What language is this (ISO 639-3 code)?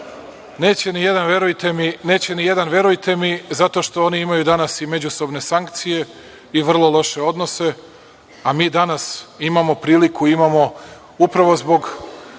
srp